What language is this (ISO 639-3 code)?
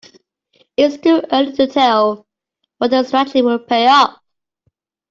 eng